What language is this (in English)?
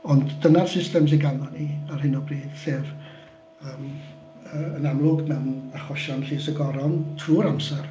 Welsh